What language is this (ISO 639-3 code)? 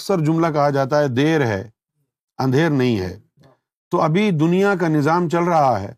urd